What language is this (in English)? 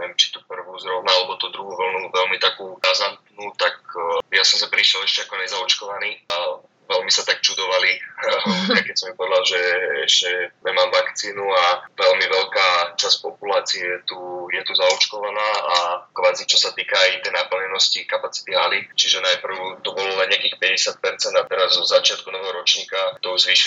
Slovak